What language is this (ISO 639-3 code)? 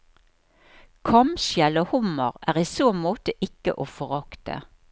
nor